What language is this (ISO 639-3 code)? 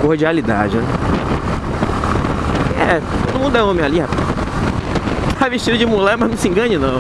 por